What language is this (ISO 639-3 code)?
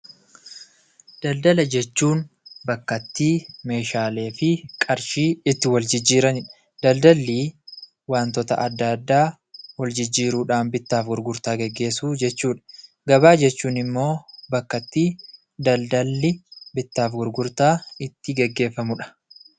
orm